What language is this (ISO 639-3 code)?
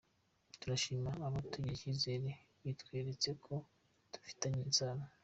kin